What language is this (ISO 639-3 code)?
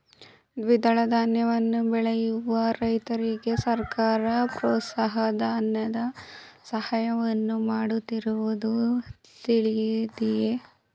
kan